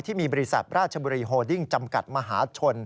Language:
Thai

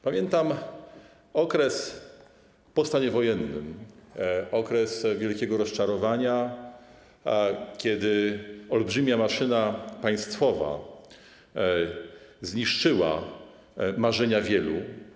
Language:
Polish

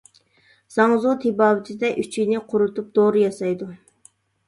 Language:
Uyghur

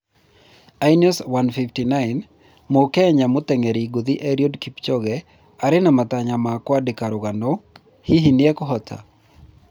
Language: Kikuyu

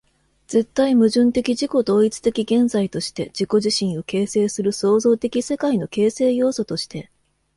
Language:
Japanese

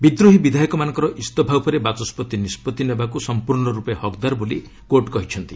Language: Odia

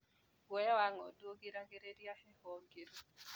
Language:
Kikuyu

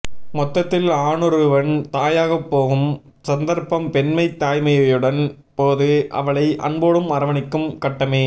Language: Tamil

